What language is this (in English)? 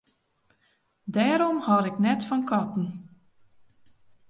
Western Frisian